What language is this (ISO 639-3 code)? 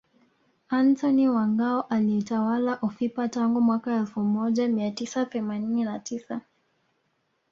swa